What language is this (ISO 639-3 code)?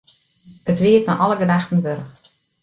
fry